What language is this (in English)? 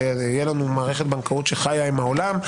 Hebrew